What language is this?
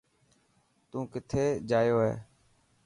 Dhatki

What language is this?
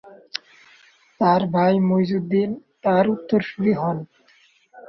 Bangla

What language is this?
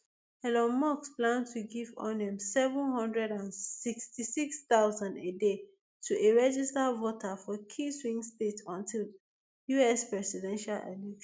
Nigerian Pidgin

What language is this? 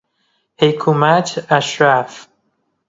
Persian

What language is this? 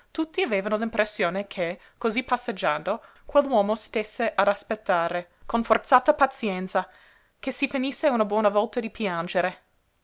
Italian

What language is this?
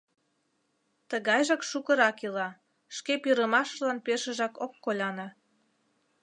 Mari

